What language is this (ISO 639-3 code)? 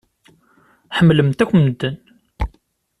kab